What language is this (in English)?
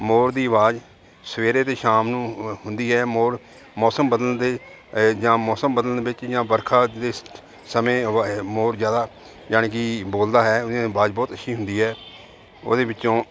Punjabi